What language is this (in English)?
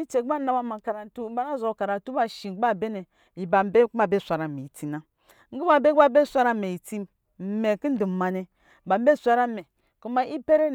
Lijili